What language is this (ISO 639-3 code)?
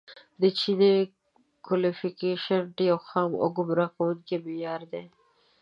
pus